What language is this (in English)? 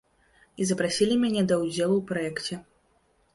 Belarusian